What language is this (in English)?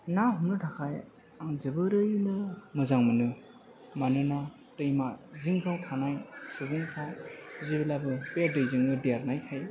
Bodo